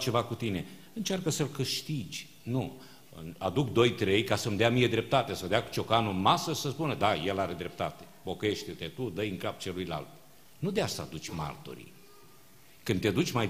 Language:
Romanian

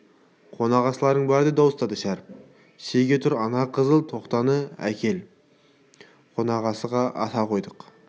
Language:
Kazakh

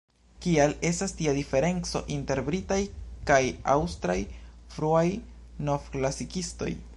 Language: Esperanto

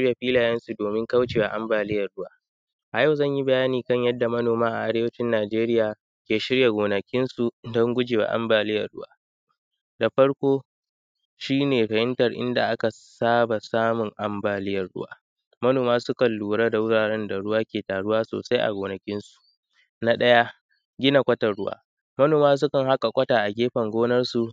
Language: Hausa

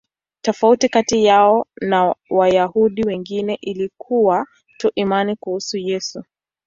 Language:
Swahili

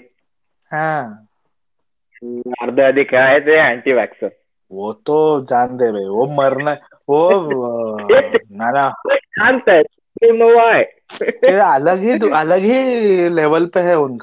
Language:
Hindi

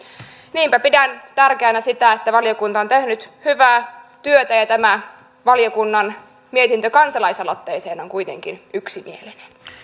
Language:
Finnish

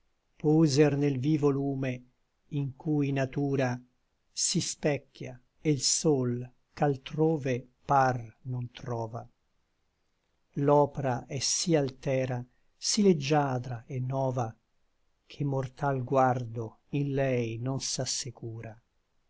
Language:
Italian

